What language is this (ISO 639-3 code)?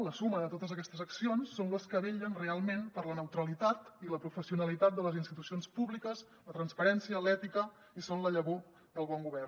cat